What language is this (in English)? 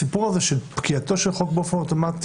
Hebrew